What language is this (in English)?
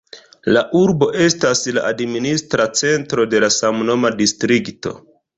Esperanto